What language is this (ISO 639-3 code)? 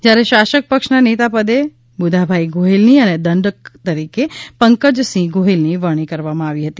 guj